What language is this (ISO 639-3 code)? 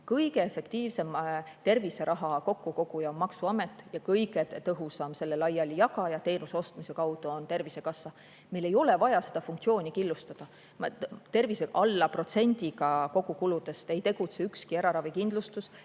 est